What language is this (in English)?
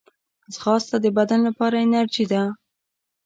Pashto